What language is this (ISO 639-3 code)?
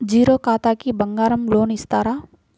tel